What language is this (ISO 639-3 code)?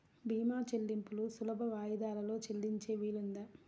tel